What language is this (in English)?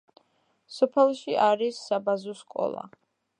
Georgian